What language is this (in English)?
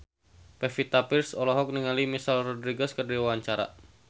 Sundanese